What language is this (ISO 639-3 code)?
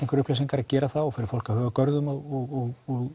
isl